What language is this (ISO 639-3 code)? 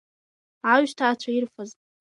abk